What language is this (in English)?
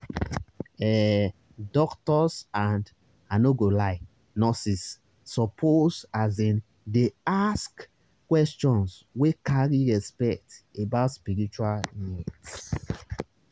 Nigerian Pidgin